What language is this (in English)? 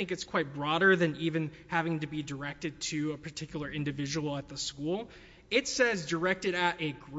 English